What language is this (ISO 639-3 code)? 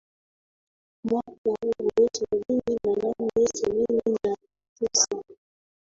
swa